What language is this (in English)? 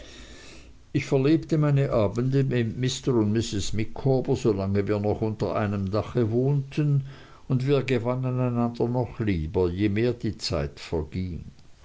German